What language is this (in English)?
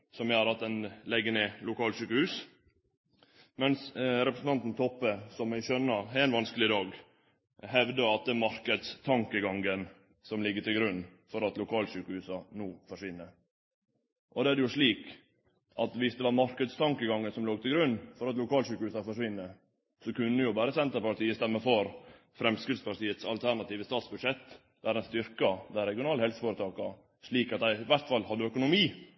Norwegian Nynorsk